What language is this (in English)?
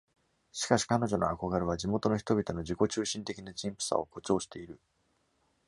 Japanese